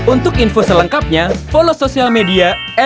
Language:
Indonesian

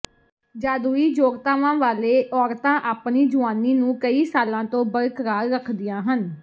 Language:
Punjabi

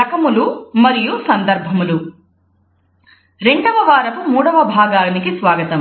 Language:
Telugu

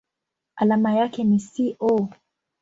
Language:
Swahili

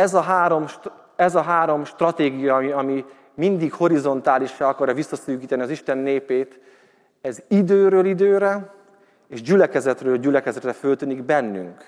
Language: Hungarian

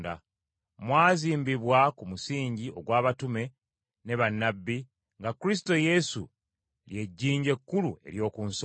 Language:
Ganda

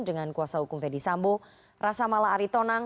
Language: Indonesian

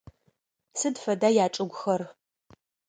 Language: Adyghe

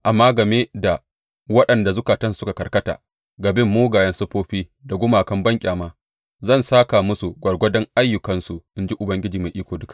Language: Hausa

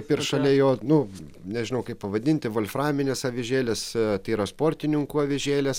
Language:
Lithuanian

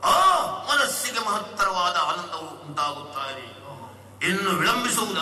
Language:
Kannada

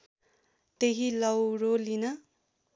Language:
Nepali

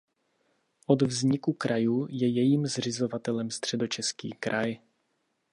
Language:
Czech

